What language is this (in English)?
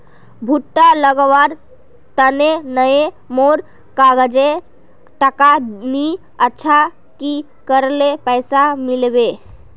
Magahi